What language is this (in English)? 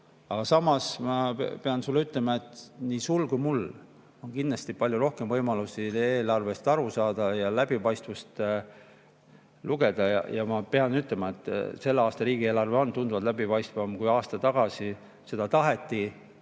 Estonian